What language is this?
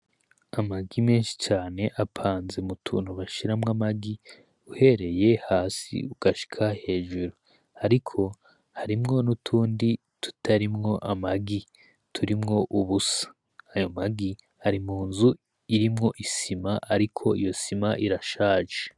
Rundi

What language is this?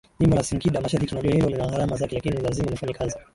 Swahili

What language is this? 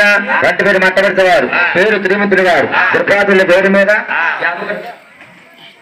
Indonesian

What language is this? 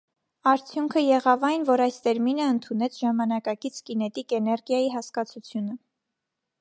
Armenian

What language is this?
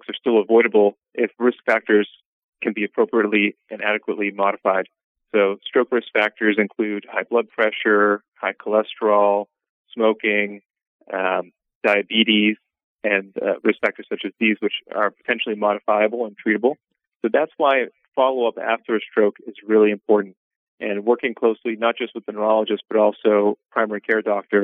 English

